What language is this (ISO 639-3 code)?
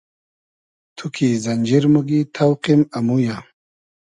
haz